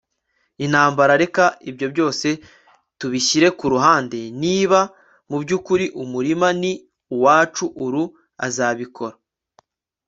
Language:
Kinyarwanda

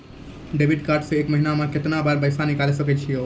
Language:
Maithili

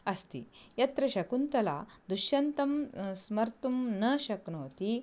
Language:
Sanskrit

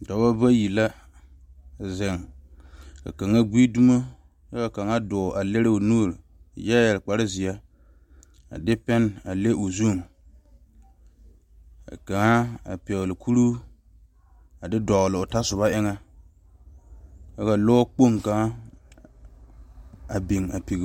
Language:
Southern Dagaare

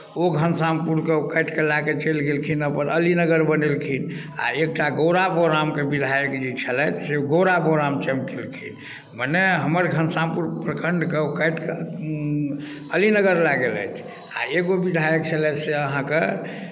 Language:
Maithili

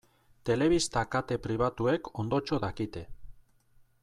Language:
Basque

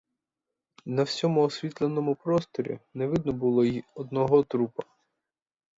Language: Ukrainian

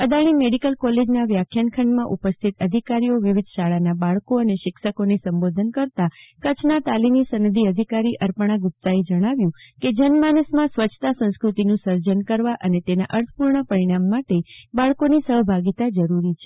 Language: Gujarati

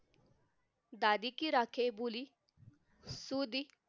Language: Marathi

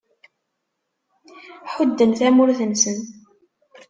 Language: Kabyle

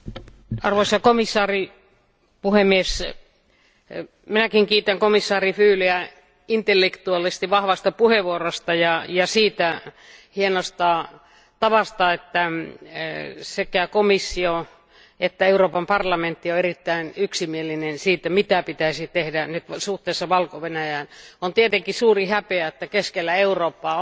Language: Finnish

